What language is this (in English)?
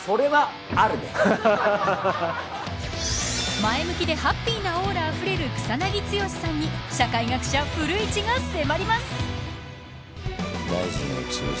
Japanese